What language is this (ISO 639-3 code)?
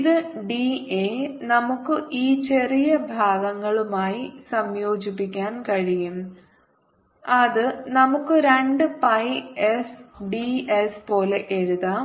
mal